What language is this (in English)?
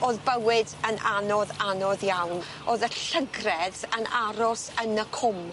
Welsh